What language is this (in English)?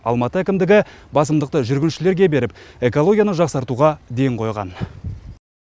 Kazakh